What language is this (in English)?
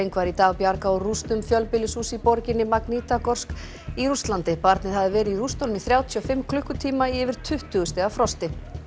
Icelandic